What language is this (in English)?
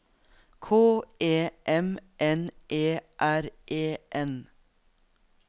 Norwegian